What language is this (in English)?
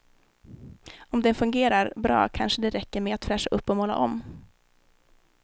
Swedish